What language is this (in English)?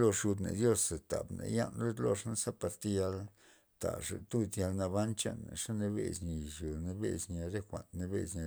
Loxicha Zapotec